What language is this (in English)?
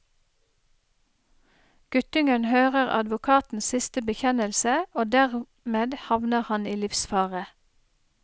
Norwegian